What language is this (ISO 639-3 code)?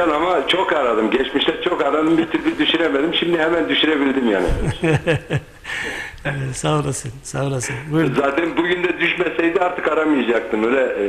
tur